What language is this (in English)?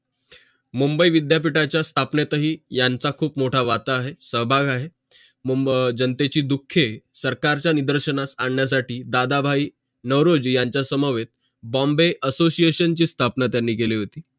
Marathi